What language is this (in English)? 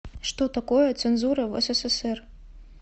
Russian